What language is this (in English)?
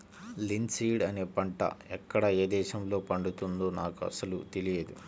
Telugu